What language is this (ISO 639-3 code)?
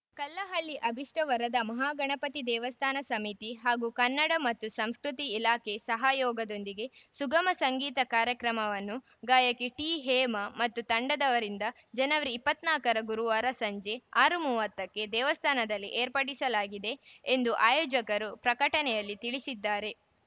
kan